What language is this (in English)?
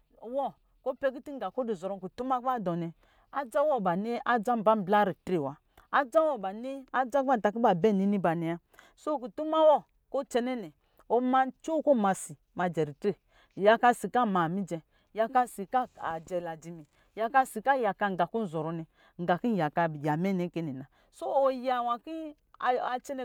Lijili